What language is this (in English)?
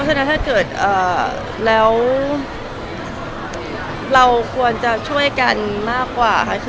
Thai